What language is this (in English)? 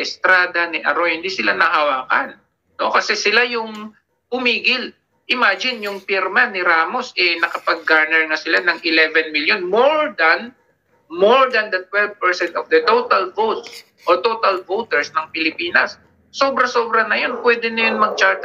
Filipino